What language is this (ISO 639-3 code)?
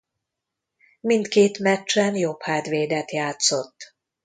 hun